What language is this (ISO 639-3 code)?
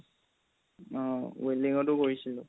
asm